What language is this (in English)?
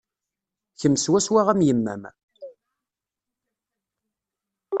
Kabyle